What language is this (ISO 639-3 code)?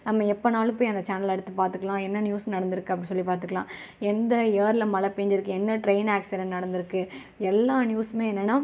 tam